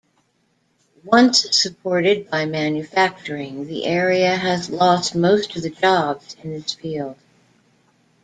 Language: English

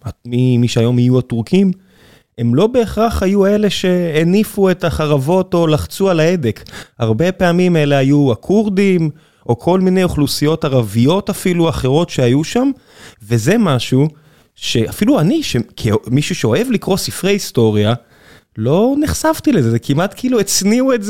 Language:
Hebrew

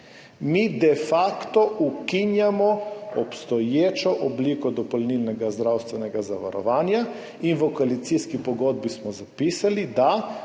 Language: Slovenian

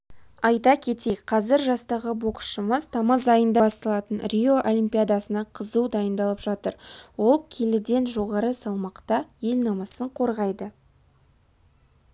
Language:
Kazakh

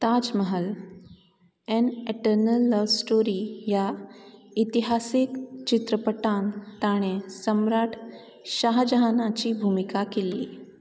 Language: Konkani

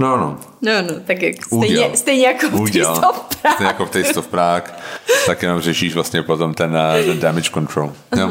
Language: Czech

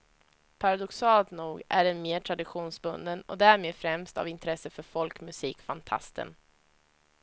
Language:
Swedish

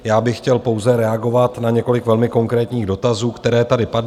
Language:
Czech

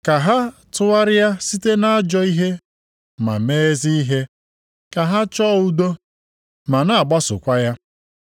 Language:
Igbo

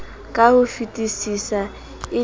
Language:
Southern Sotho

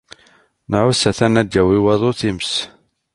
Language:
Kabyle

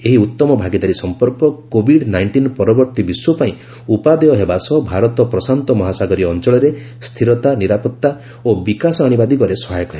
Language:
Odia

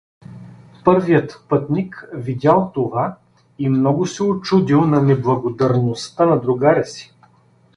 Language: Bulgarian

